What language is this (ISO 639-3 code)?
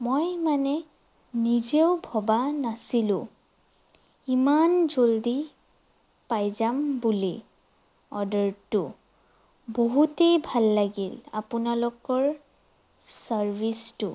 asm